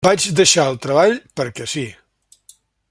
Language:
Catalan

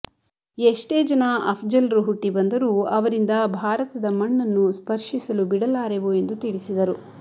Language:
Kannada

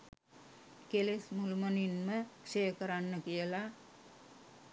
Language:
Sinhala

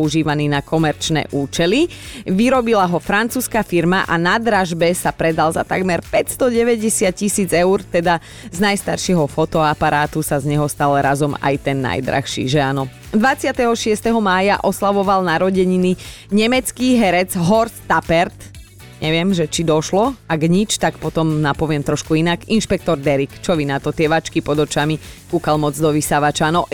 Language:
Slovak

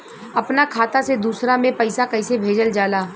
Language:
Bhojpuri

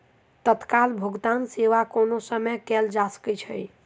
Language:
Maithili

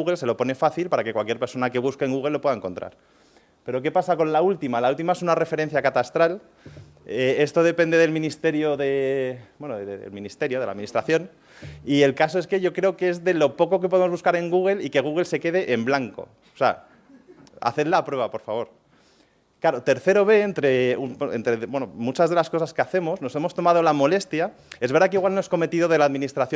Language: Spanish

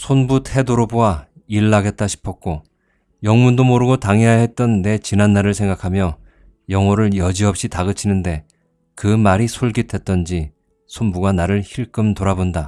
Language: Korean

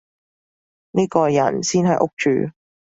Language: Cantonese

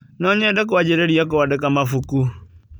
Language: Kikuyu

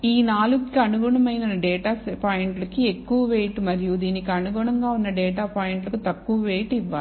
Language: Telugu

